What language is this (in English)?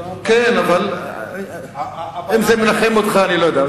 Hebrew